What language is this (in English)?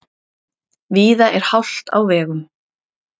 Icelandic